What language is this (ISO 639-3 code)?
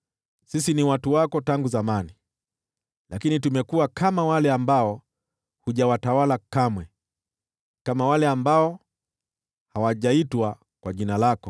swa